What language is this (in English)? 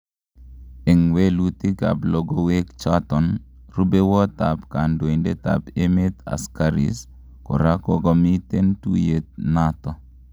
Kalenjin